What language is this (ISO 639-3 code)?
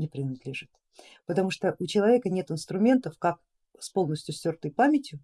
rus